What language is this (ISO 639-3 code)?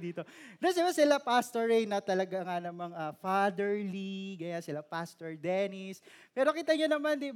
fil